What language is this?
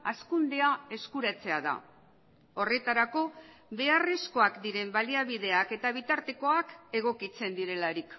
Basque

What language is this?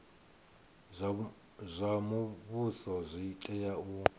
Venda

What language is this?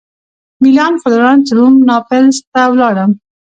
Pashto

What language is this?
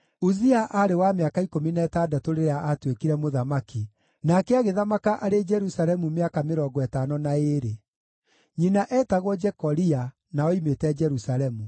Kikuyu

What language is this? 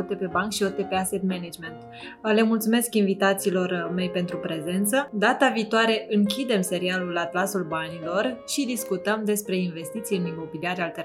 Romanian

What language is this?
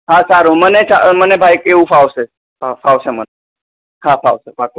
Gujarati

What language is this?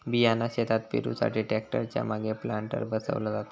Marathi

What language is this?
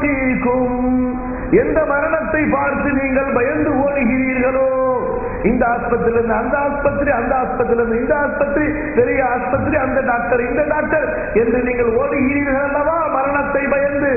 Tamil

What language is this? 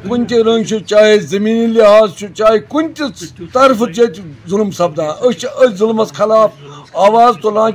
Urdu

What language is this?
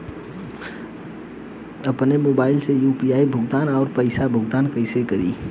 Bhojpuri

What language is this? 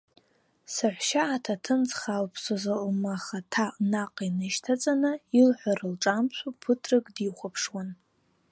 Abkhazian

